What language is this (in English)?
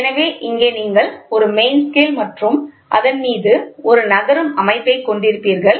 Tamil